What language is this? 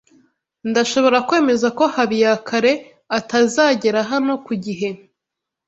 Kinyarwanda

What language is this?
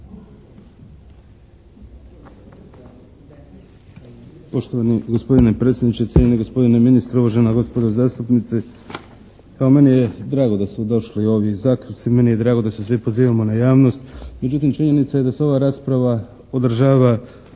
Croatian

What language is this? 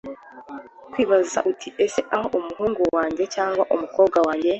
Kinyarwanda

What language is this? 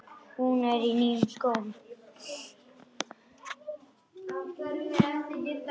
Icelandic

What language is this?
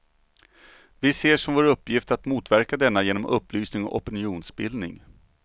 Swedish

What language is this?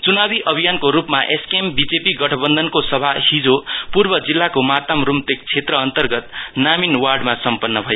Nepali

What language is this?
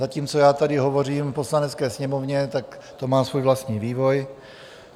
Czech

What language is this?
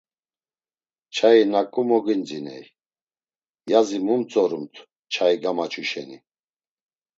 Laz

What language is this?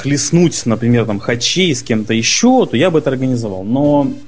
Russian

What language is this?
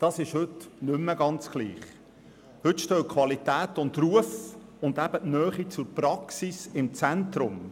Swiss German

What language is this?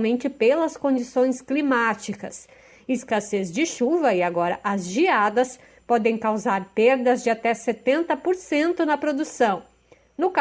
Portuguese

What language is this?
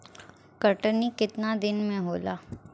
Bhojpuri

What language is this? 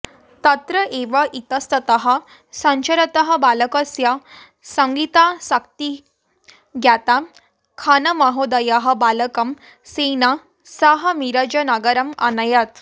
Sanskrit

